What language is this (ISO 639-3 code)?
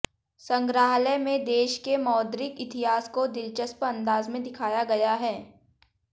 hin